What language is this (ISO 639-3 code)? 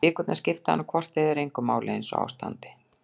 isl